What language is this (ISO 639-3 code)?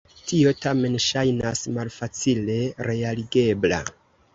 epo